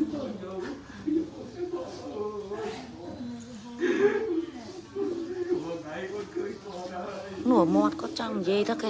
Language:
Vietnamese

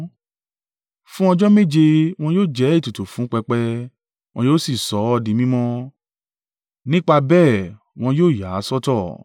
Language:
Yoruba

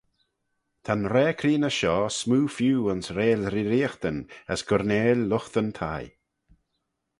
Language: Manx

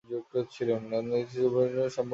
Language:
Bangla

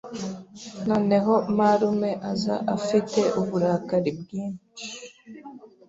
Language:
Kinyarwanda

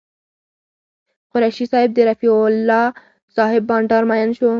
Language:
Pashto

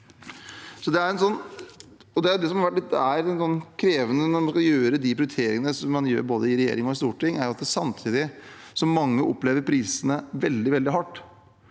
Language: Norwegian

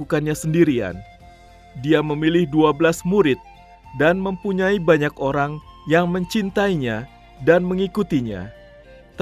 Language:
Indonesian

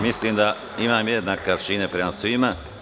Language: Serbian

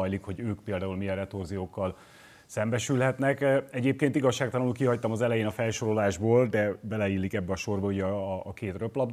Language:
Hungarian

